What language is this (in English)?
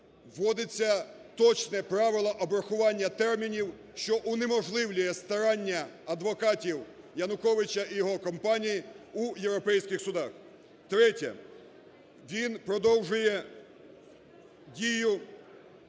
Ukrainian